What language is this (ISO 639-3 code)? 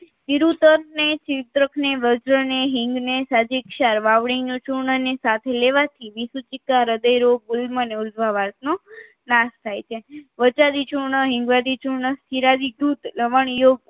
guj